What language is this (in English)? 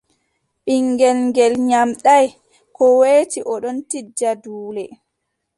Adamawa Fulfulde